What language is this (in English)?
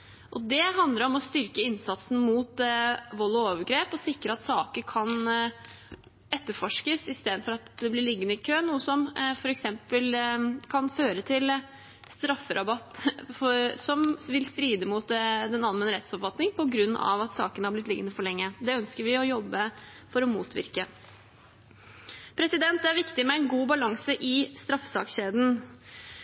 Norwegian Bokmål